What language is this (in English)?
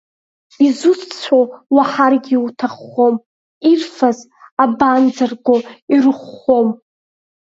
Abkhazian